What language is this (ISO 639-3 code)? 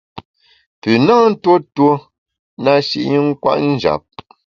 bax